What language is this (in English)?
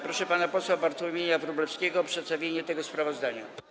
Polish